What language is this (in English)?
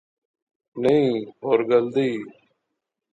Pahari-Potwari